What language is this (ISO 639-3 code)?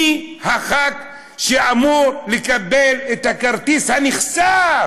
heb